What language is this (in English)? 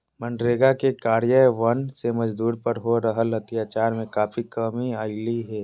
Magahi